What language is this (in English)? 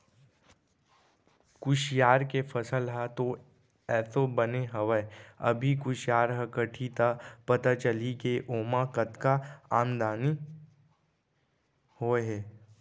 Chhattisgarhi